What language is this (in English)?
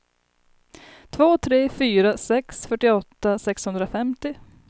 Swedish